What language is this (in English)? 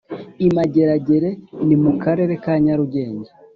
Kinyarwanda